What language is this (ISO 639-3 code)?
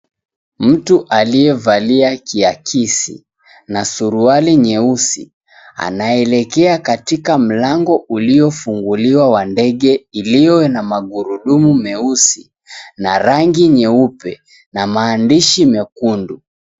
swa